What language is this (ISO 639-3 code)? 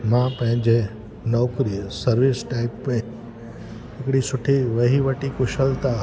snd